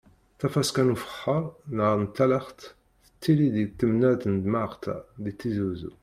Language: Kabyle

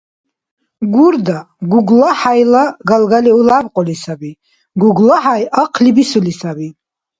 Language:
Dargwa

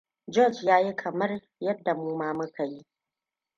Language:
Hausa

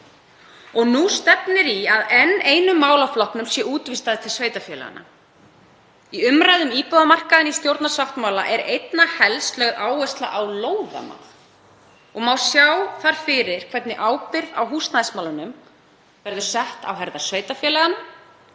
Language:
Icelandic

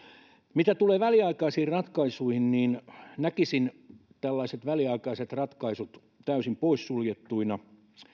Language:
Finnish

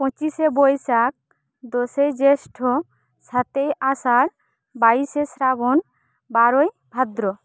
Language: Bangla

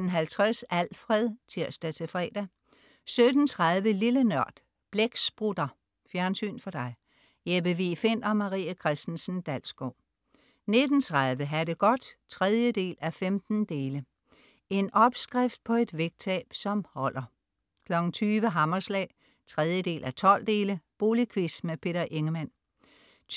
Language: Danish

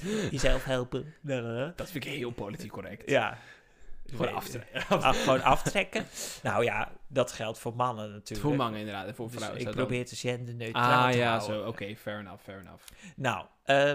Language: Dutch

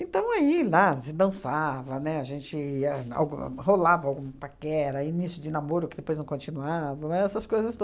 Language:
Portuguese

